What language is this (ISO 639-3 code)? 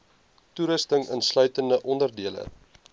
afr